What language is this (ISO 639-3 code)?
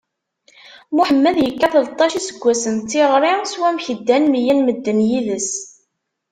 kab